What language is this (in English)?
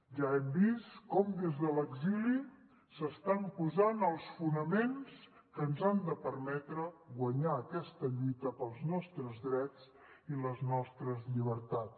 Catalan